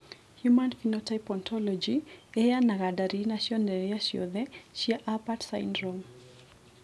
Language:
Kikuyu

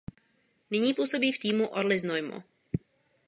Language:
Czech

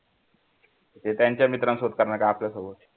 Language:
Marathi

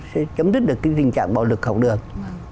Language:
Vietnamese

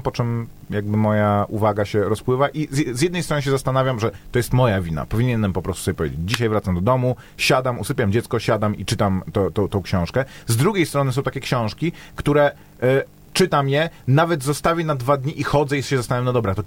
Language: Polish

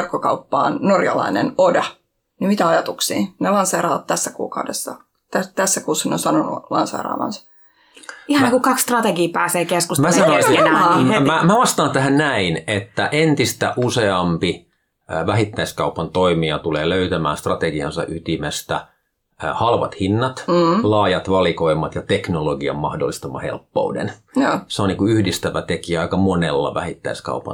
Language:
Finnish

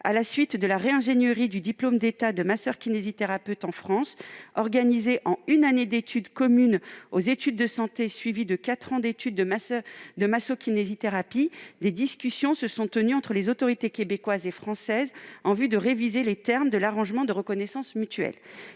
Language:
French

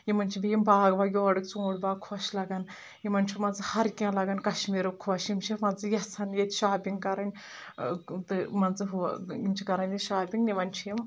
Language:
Kashmiri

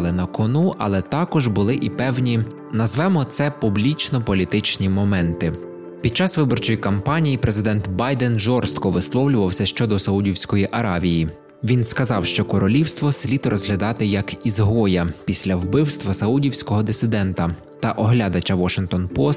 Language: Ukrainian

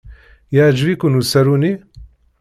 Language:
Kabyle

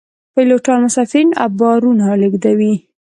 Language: Pashto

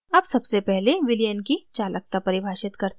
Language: Hindi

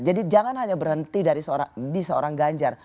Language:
Indonesian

